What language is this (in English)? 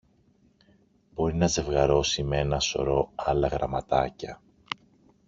Greek